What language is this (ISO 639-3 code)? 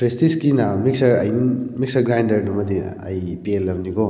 mni